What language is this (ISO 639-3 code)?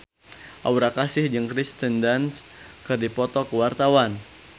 sun